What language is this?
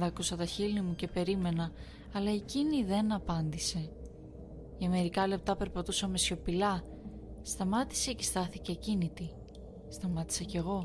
Greek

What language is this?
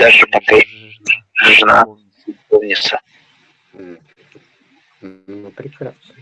Russian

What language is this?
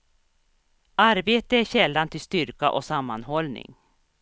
Swedish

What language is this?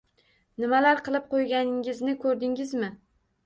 Uzbek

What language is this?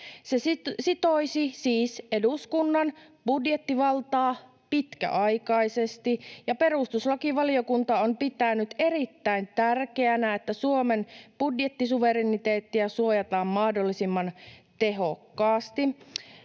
Finnish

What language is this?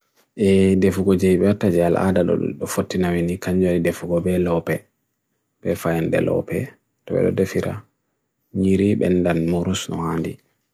Bagirmi Fulfulde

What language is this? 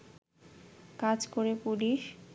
Bangla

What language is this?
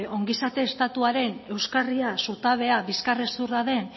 Basque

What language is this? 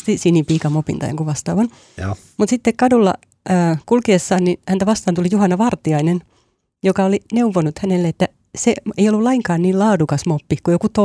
Finnish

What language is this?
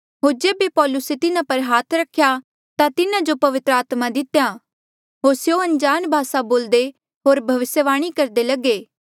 Mandeali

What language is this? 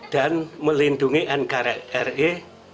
Indonesian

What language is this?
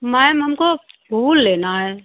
Hindi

